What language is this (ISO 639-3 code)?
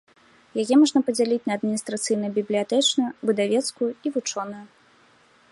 bel